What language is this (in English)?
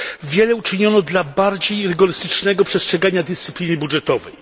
Polish